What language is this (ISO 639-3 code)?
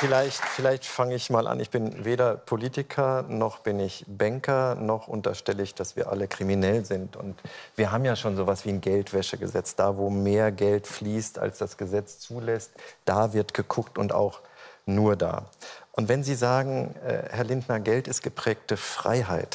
deu